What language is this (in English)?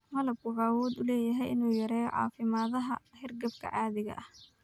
Somali